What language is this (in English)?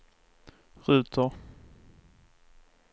Swedish